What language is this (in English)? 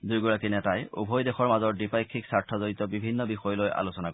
Assamese